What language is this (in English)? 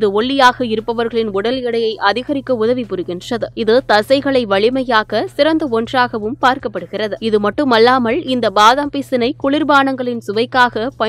Turkish